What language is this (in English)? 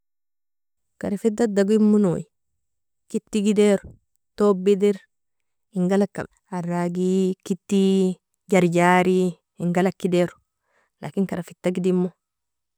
Nobiin